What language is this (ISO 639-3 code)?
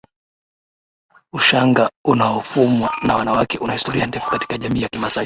swa